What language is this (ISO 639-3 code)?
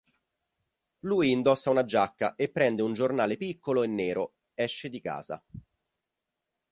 ita